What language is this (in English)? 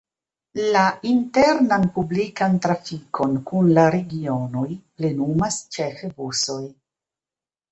Esperanto